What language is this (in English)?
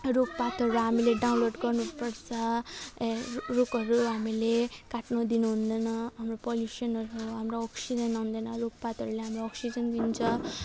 Nepali